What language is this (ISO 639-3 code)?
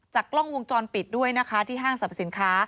tha